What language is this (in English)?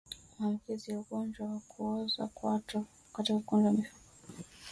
Swahili